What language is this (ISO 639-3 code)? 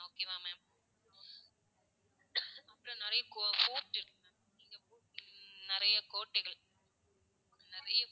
tam